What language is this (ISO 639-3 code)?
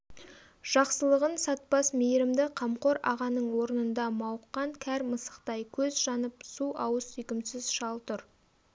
kaz